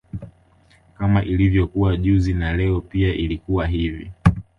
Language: Swahili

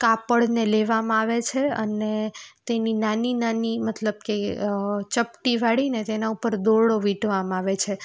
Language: Gujarati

